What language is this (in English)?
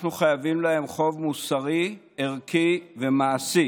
Hebrew